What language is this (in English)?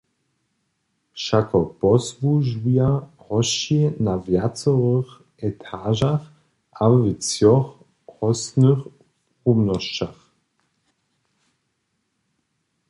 Upper Sorbian